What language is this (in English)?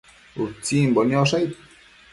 Matsés